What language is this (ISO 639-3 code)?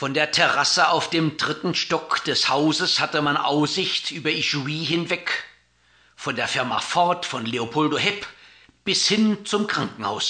deu